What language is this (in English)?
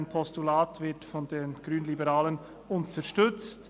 Swiss German